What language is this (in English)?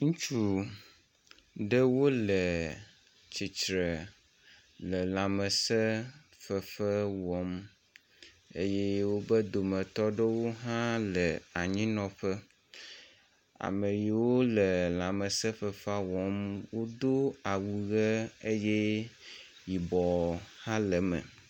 Ewe